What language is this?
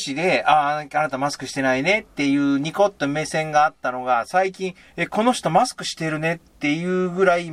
Japanese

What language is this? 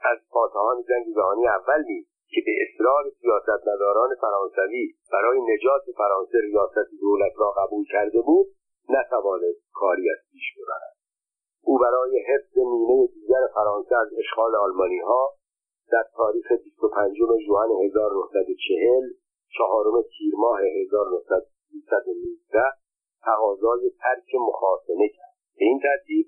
Persian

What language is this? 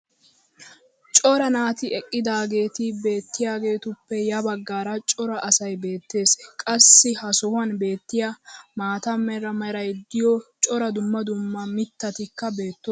Wolaytta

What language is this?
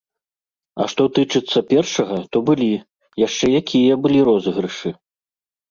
Belarusian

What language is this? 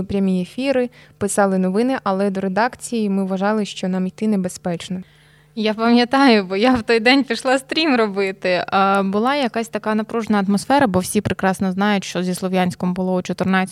Ukrainian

